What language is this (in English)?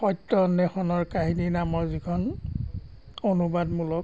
Assamese